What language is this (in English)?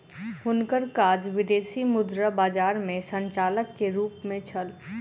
Maithili